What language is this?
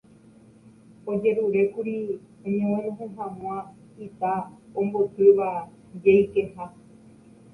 Guarani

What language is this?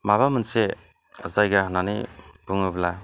Bodo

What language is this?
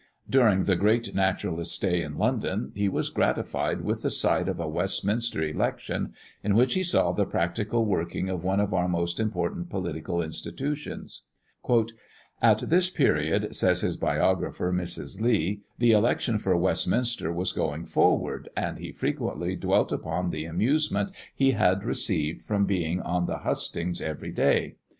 English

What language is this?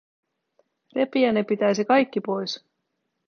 Finnish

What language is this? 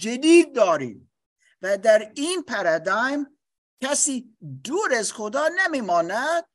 Persian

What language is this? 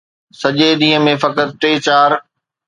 Sindhi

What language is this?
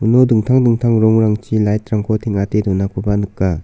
Garo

